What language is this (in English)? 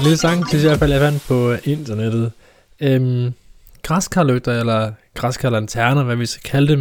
Danish